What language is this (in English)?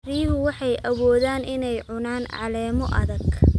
Somali